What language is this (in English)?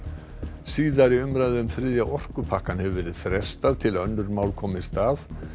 Icelandic